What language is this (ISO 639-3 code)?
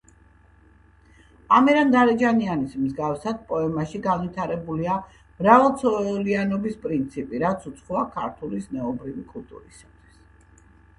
kat